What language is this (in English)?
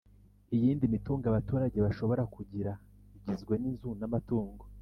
Kinyarwanda